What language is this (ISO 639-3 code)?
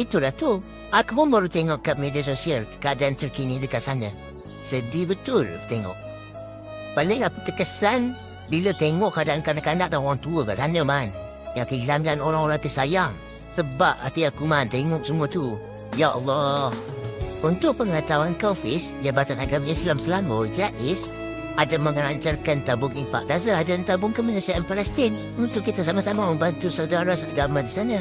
msa